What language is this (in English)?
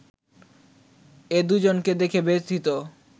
Bangla